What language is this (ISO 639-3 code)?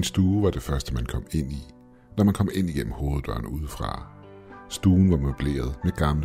dan